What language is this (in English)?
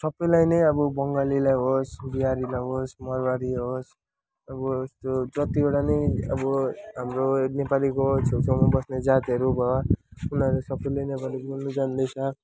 Nepali